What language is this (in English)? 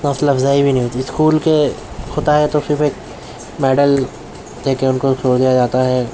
Urdu